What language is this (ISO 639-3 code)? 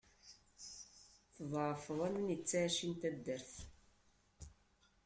kab